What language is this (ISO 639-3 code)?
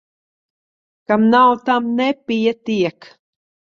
lav